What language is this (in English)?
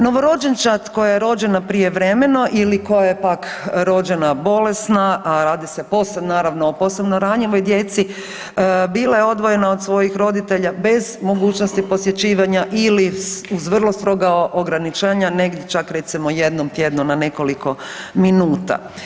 Croatian